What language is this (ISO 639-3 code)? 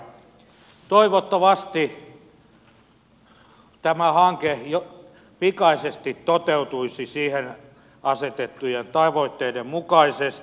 fin